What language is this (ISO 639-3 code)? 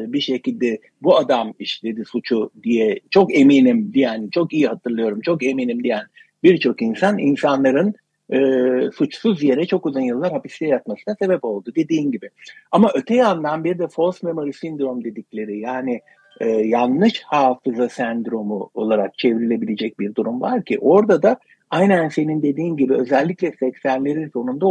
tur